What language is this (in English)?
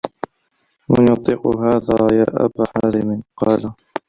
Arabic